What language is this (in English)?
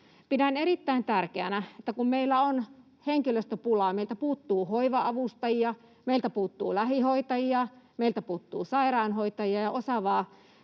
Finnish